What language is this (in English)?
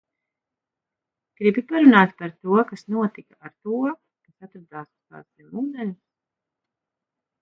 Latvian